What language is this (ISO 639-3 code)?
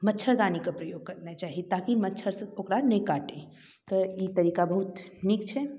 mai